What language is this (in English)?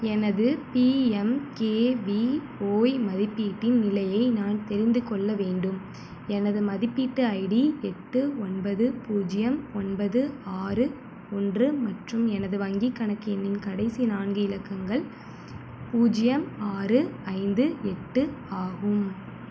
Tamil